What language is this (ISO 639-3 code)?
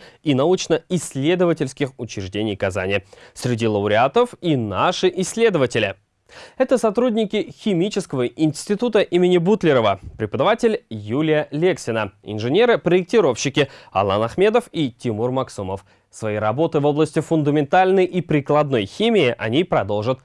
rus